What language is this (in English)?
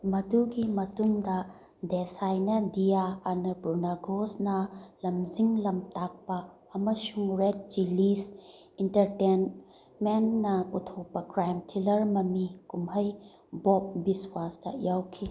Manipuri